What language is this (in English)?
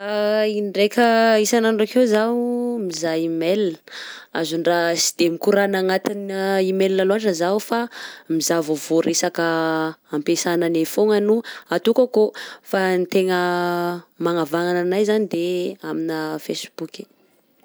Southern Betsimisaraka Malagasy